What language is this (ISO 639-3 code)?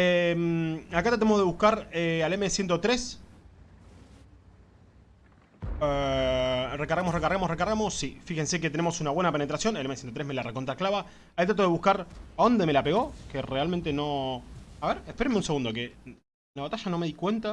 spa